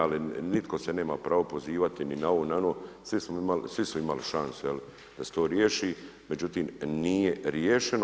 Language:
Croatian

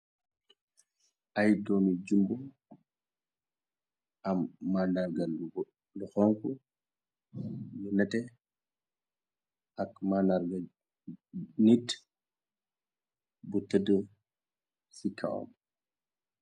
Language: Wolof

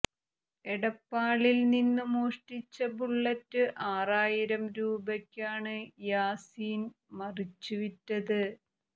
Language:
Malayalam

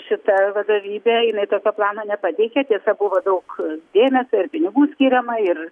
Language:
Lithuanian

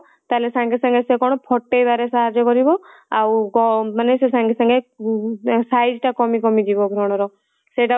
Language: Odia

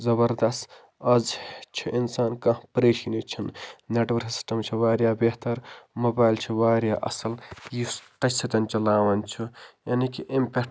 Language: Kashmiri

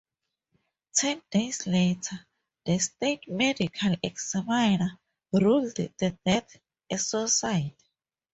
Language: English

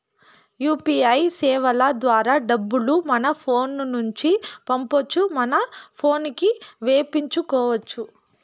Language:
Telugu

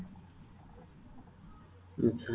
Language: Odia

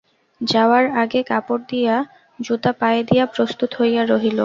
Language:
Bangla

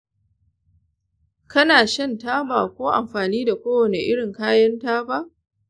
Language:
Hausa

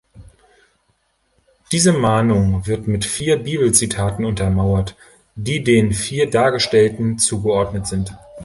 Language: German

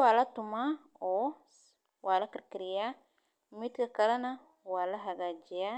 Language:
Somali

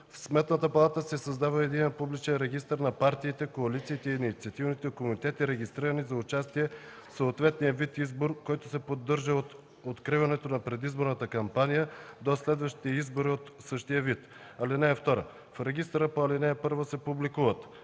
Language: Bulgarian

